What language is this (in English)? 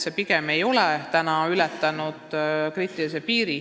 Estonian